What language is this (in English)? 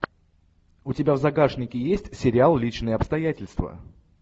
Russian